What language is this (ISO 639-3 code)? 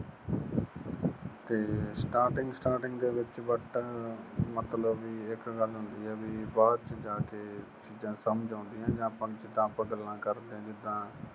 pan